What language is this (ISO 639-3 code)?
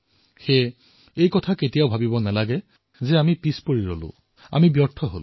asm